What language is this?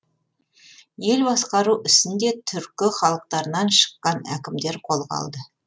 Kazakh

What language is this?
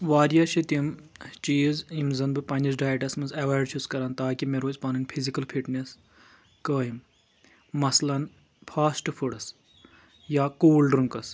Kashmiri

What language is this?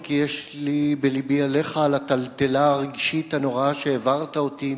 Hebrew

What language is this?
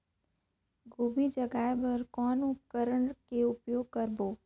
Chhattisgarhi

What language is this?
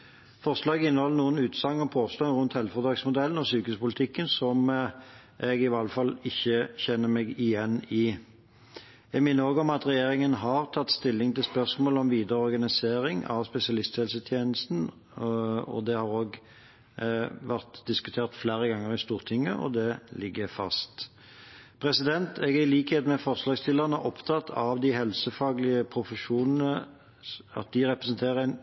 Norwegian Bokmål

